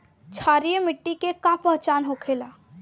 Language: Bhojpuri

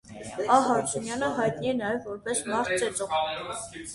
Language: Armenian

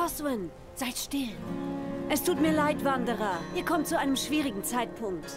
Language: German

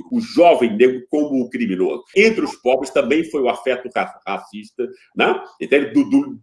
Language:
Portuguese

